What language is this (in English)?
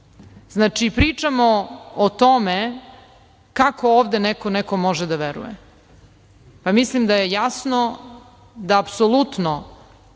Serbian